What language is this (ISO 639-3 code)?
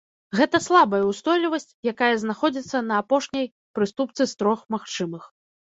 bel